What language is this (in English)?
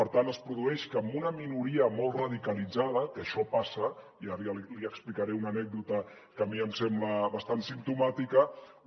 Catalan